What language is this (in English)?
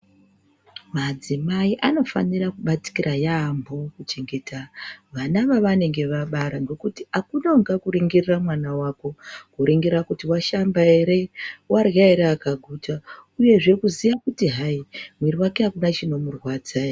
Ndau